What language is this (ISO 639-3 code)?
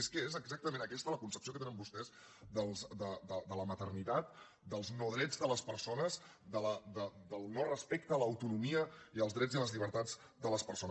cat